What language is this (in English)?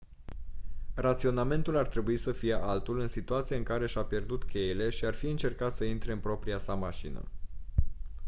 Romanian